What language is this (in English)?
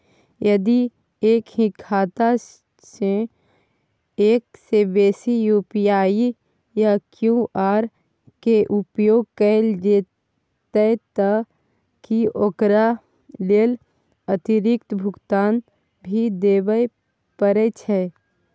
Maithili